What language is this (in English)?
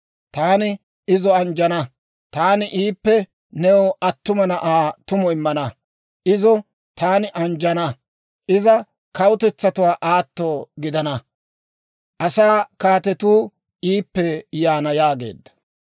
Dawro